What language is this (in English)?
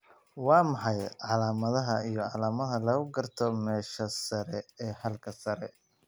Somali